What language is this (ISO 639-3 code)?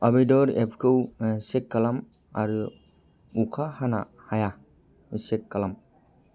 brx